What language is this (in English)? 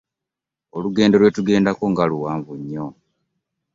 Ganda